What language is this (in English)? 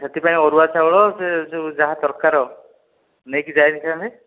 Odia